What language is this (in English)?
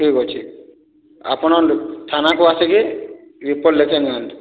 Odia